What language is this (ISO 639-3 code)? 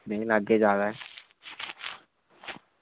doi